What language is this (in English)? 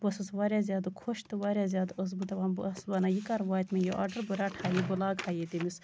Kashmiri